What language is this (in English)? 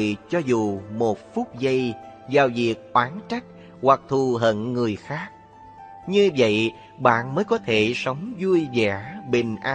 Vietnamese